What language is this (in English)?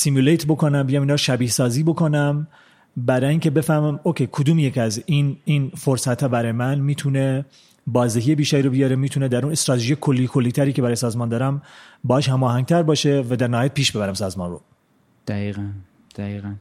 Persian